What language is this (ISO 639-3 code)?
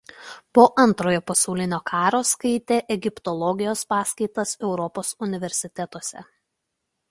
lit